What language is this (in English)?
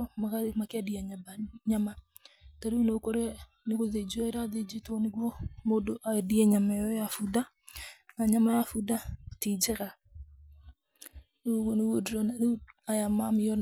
Kikuyu